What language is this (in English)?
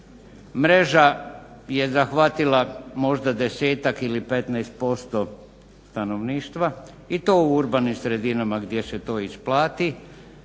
Croatian